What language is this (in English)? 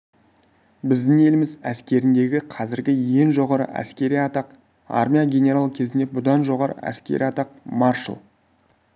Kazakh